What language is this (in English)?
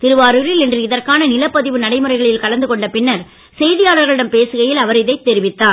Tamil